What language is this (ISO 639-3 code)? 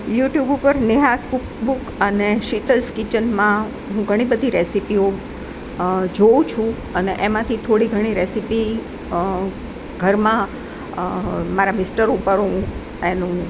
guj